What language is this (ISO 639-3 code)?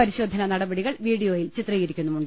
mal